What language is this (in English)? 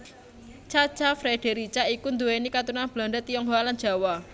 Javanese